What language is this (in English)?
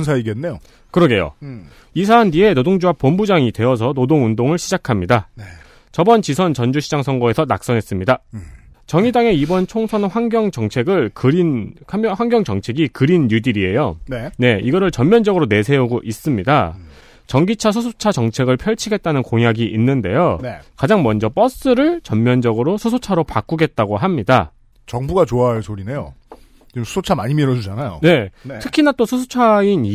Korean